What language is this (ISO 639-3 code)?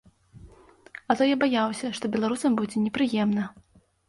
bel